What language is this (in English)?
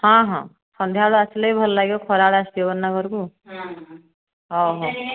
Odia